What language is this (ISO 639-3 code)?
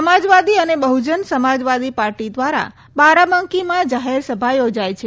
guj